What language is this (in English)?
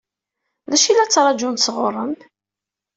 Kabyle